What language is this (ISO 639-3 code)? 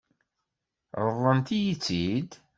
kab